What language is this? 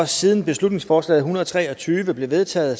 Danish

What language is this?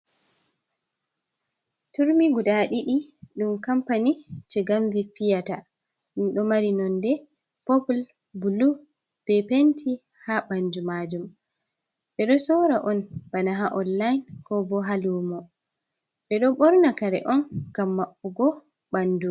Fula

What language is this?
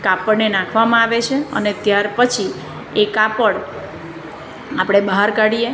Gujarati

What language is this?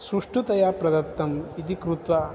Sanskrit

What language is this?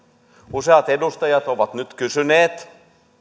Finnish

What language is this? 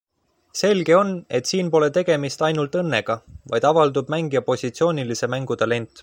Estonian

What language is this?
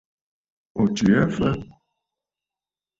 Bafut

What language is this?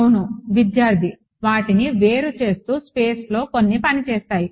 Telugu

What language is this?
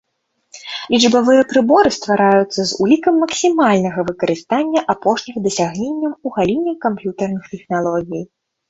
Belarusian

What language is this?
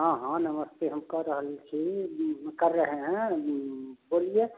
Hindi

